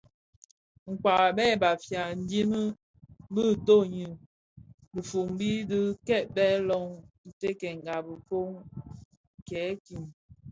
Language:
Bafia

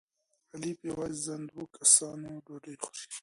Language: Pashto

